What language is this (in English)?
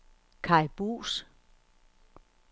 Danish